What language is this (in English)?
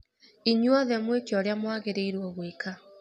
Kikuyu